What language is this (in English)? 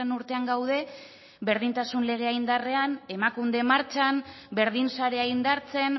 Basque